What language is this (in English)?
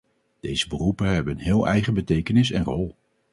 Dutch